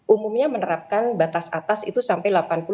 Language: Indonesian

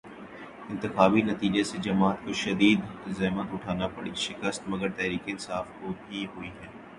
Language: Urdu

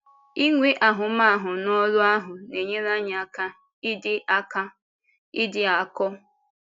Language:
Igbo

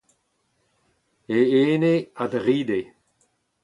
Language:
Breton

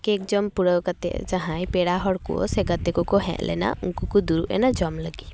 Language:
Santali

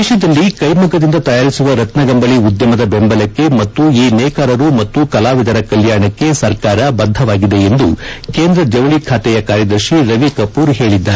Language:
Kannada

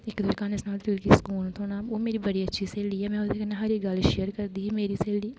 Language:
Dogri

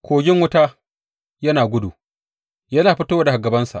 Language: Hausa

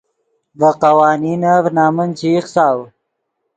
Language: Yidgha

